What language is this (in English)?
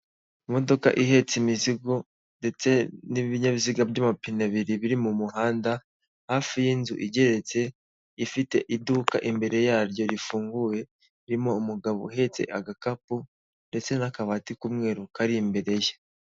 Kinyarwanda